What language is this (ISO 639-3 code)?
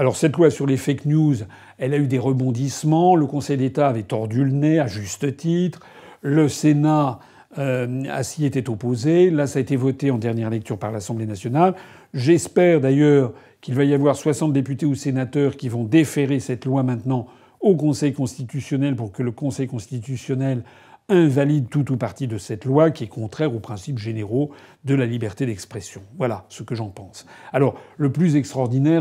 fra